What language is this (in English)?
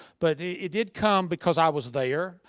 English